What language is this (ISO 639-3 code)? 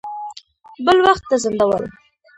pus